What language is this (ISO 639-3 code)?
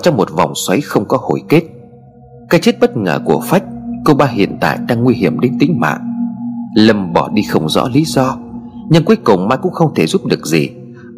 vie